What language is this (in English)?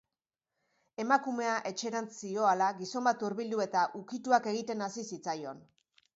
Basque